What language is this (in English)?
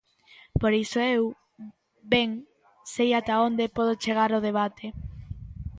Galician